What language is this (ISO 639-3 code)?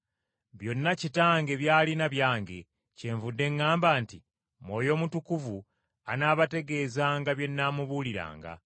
lug